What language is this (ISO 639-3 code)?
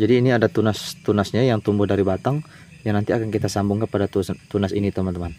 ind